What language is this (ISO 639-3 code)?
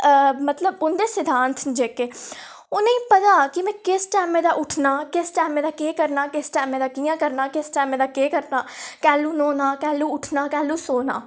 doi